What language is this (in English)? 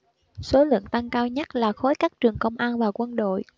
Vietnamese